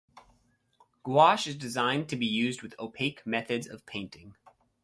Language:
English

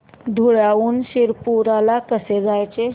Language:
Marathi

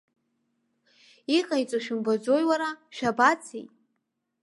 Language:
Abkhazian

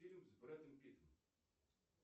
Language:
Russian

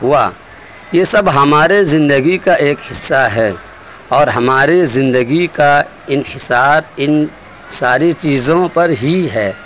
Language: Urdu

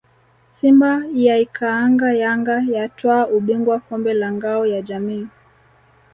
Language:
Swahili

